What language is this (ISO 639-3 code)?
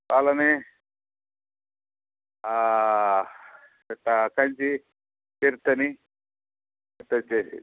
tel